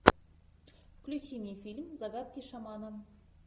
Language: Russian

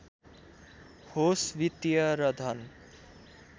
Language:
Nepali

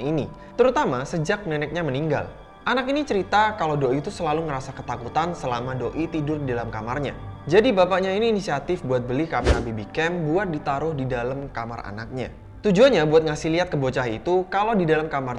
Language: Indonesian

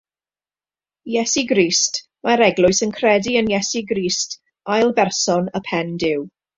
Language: Welsh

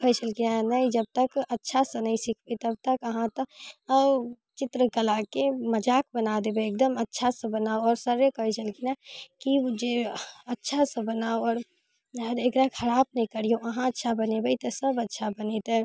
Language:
Maithili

